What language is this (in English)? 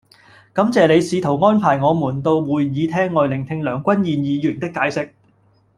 Cantonese